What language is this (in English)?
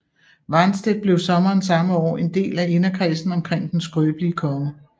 Danish